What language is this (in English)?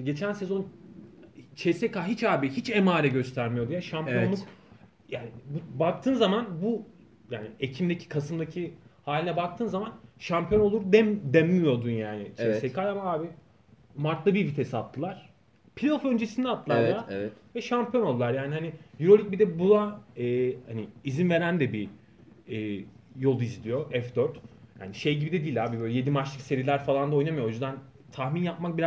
Turkish